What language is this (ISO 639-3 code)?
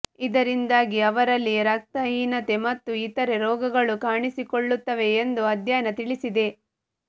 kan